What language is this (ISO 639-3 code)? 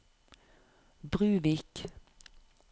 nor